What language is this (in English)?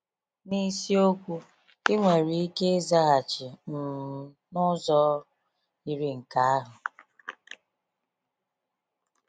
Igbo